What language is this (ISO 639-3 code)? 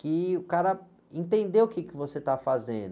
por